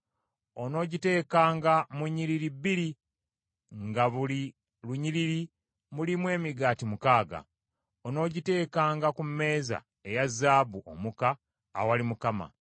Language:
Ganda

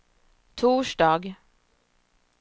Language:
Swedish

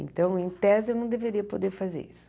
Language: Portuguese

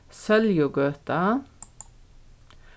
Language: Faroese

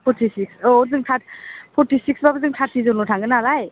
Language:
Bodo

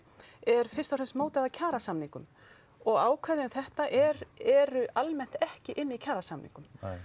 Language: Icelandic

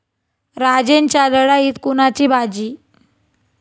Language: Marathi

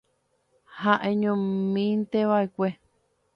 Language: Guarani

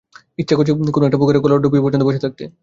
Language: Bangla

